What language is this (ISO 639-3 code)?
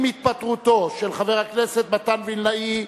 heb